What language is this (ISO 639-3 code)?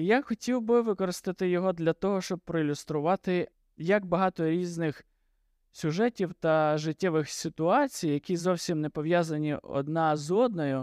ukr